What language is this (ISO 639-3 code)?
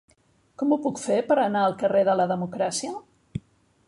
cat